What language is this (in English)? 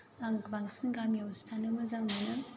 Bodo